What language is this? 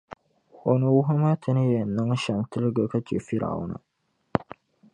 Dagbani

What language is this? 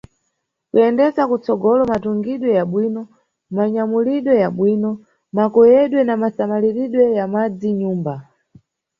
Nyungwe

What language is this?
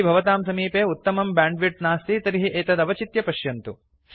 Sanskrit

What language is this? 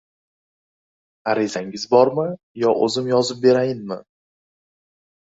Uzbek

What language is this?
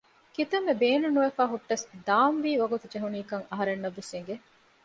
Divehi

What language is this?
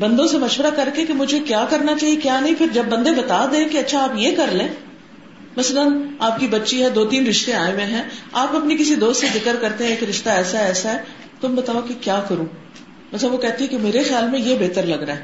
Urdu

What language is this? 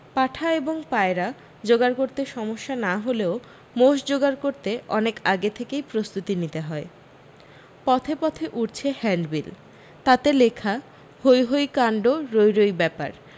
Bangla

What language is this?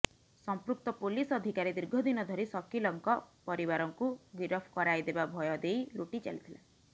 Odia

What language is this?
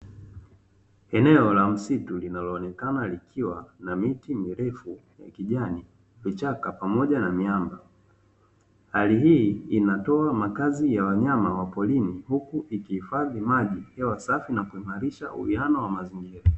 Swahili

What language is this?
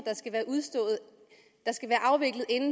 Danish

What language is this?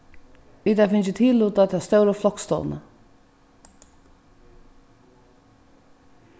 Faroese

